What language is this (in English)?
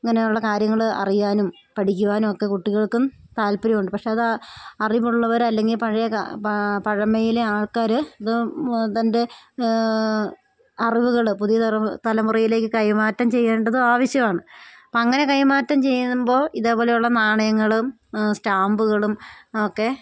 Malayalam